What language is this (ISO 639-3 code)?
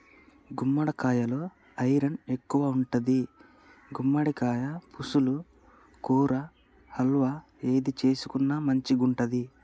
tel